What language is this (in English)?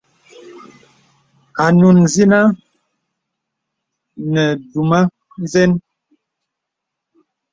Bebele